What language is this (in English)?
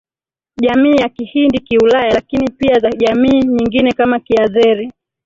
Swahili